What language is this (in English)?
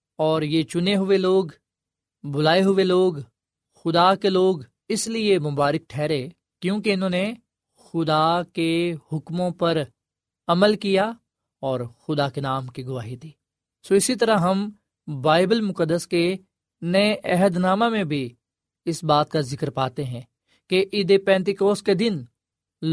Urdu